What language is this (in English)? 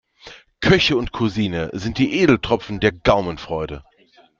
German